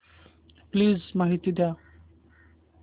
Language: Marathi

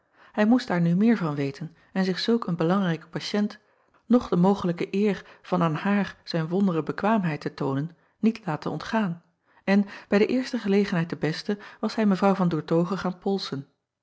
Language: Dutch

